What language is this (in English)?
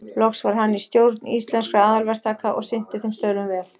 Icelandic